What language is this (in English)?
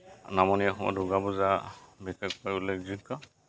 Assamese